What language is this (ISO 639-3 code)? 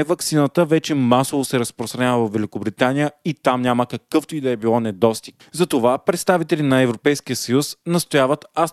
bul